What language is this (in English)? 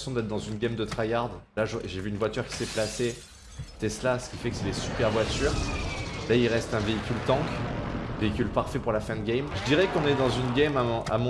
French